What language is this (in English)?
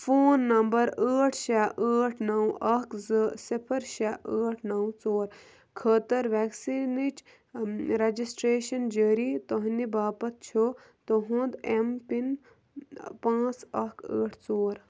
Kashmiri